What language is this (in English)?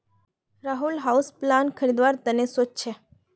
Magahi